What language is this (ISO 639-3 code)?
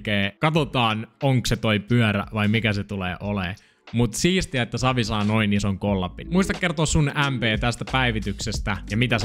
fin